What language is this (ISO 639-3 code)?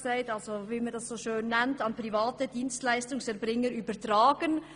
gsw